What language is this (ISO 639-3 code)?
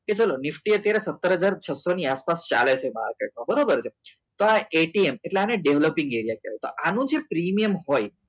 guj